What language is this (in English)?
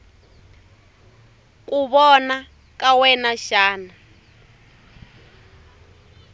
Tsonga